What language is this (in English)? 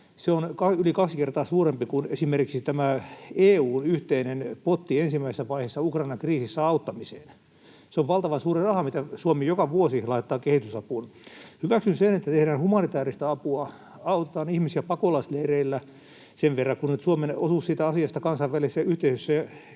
Finnish